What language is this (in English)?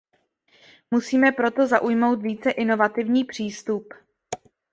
Czech